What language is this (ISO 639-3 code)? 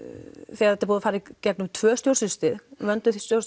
isl